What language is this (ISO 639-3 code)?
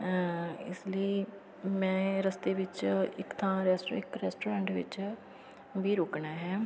pan